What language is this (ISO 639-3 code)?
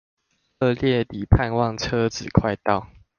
zho